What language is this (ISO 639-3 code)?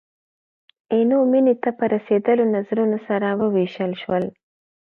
pus